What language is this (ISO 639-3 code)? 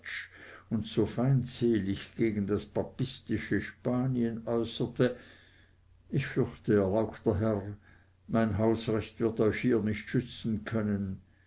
deu